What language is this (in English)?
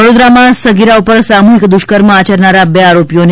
Gujarati